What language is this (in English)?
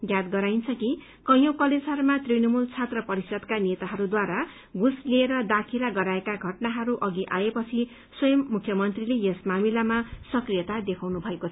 Nepali